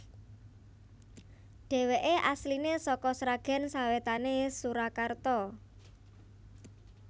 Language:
Javanese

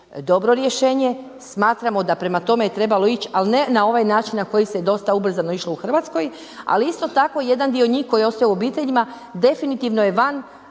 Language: Croatian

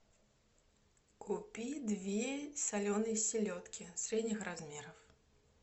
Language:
Russian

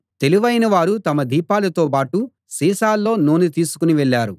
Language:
Telugu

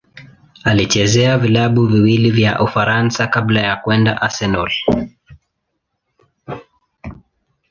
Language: Swahili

